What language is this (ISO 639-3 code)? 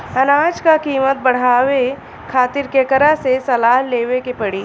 bho